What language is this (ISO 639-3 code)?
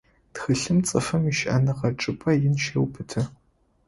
ady